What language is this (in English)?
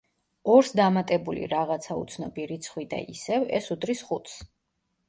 Georgian